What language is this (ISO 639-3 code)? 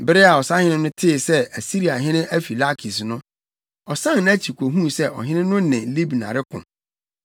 aka